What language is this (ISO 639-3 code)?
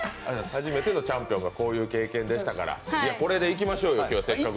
jpn